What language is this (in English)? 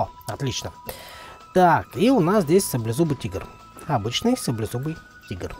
Russian